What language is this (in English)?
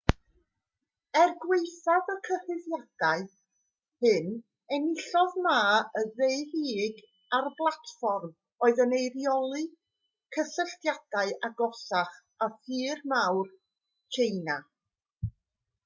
Welsh